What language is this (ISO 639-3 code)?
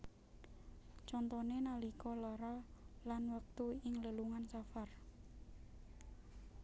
jav